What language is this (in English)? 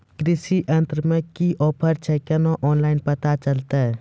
Maithili